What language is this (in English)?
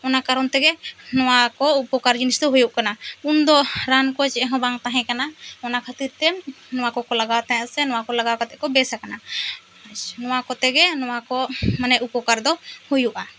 Santali